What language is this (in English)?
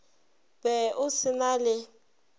Northern Sotho